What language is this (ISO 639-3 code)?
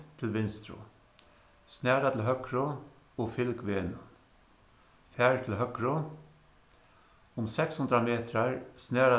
fao